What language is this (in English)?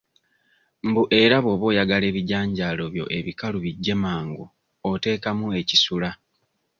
Ganda